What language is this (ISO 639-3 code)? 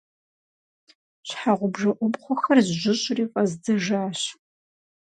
kbd